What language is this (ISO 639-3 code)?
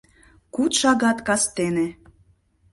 chm